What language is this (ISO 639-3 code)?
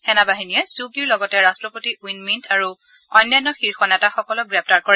asm